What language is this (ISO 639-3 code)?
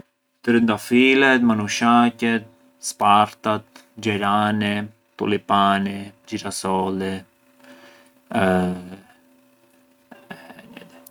aae